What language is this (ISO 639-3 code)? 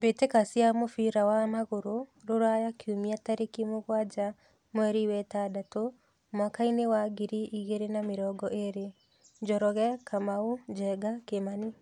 kik